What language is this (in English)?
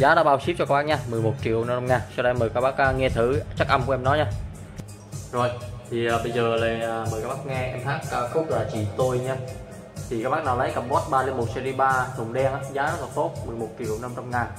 Vietnamese